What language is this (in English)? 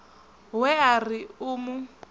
Venda